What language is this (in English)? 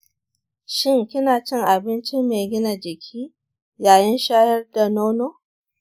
Hausa